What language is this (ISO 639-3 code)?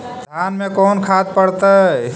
mag